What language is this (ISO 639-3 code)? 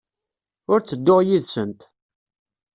kab